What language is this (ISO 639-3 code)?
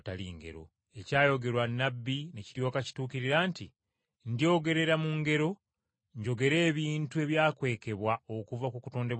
lug